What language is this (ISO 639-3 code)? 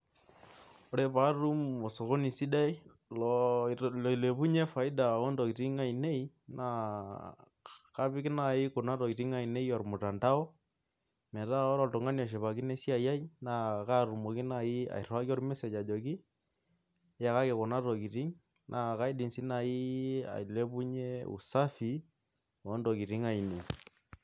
mas